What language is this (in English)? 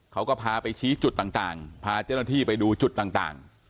Thai